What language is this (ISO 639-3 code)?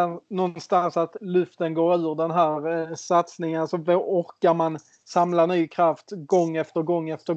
swe